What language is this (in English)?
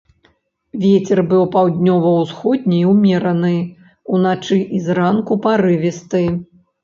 Belarusian